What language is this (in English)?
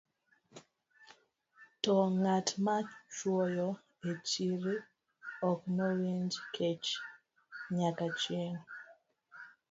Luo (Kenya and Tanzania)